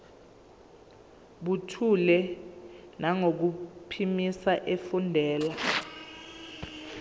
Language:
Zulu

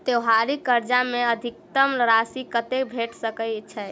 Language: Maithili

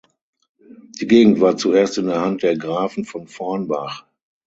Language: German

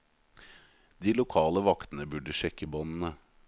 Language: Norwegian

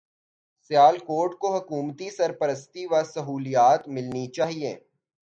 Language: Urdu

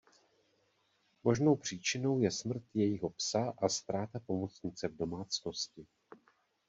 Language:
Czech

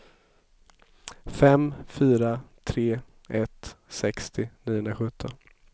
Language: Swedish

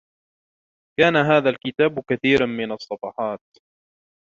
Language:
Arabic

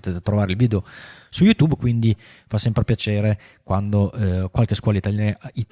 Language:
Italian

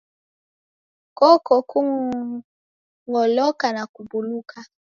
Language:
Taita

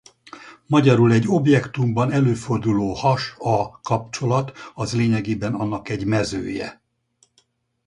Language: Hungarian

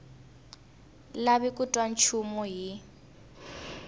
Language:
Tsonga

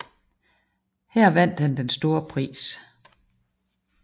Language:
Danish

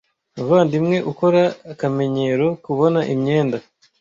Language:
Kinyarwanda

